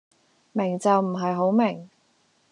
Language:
Cantonese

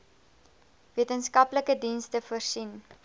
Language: Afrikaans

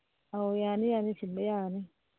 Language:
Manipuri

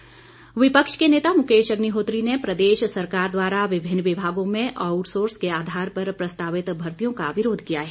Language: Hindi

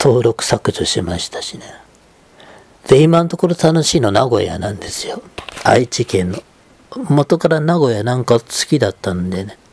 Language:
Japanese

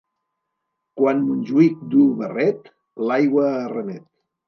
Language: Catalan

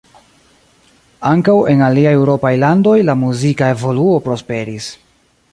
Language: Esperanto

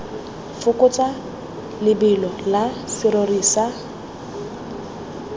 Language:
Tswana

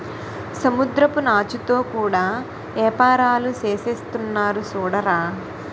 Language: Telugu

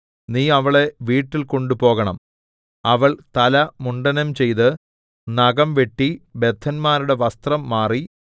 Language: Malayalam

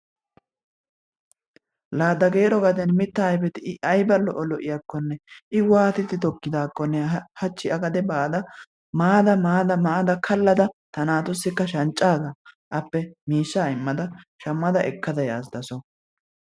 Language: Wolaytta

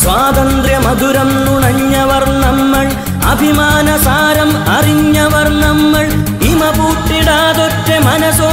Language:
Malayalam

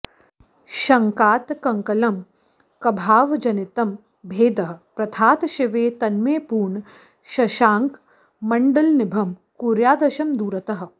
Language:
Sanskrit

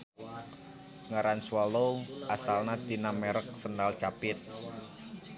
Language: Sundanese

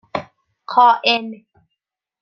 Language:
Persian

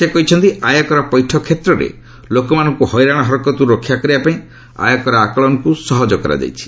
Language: Odia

